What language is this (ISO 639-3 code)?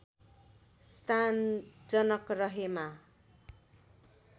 nep